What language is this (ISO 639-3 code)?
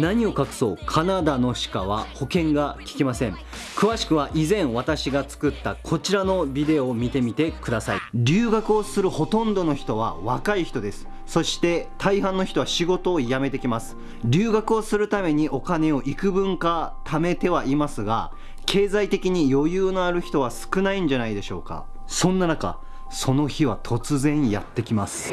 jpn